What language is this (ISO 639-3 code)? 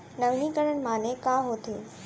hne